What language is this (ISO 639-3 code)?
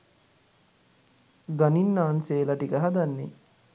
sin